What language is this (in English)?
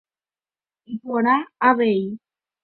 Guarani